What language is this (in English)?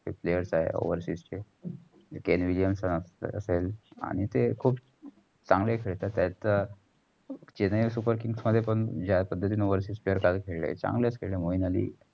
Marathi